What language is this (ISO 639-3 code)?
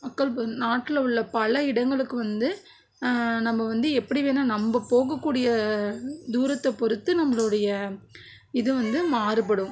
tam